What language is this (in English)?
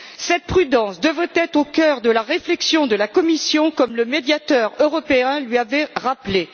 French